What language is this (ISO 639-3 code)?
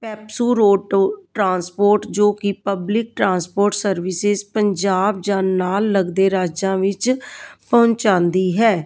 pan